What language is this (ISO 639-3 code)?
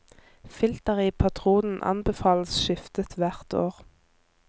nor